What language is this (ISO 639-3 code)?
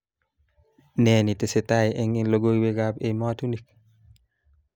kln